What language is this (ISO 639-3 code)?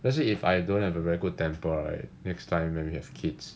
eng